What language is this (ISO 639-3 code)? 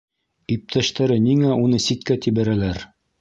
bak